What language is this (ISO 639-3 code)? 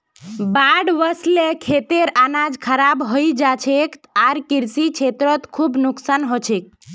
mag